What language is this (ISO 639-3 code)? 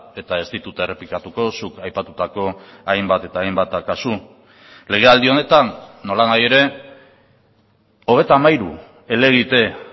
eus